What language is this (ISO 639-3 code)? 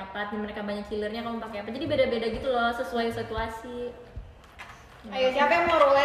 ind